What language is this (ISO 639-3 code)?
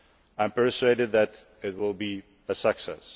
eng